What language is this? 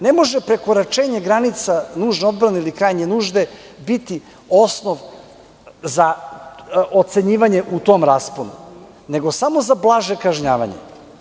Serbian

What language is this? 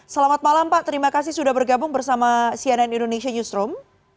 Indonesian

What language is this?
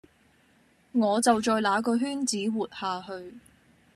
Cantonese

